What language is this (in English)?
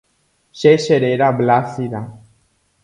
Guarani